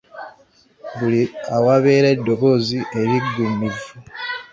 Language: Ganda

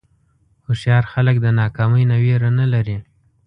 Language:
Pashto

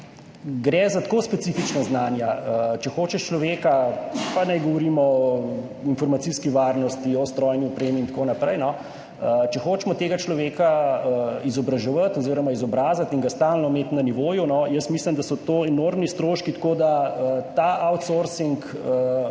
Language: Slovenian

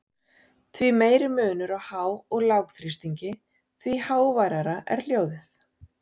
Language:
Icelandic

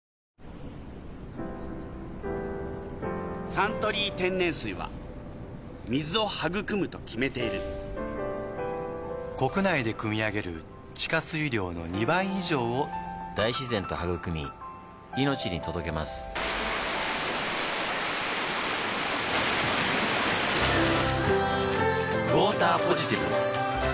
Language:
Japanese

